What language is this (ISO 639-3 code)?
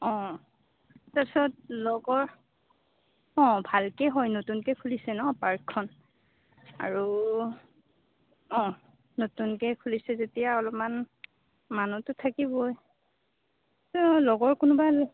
asm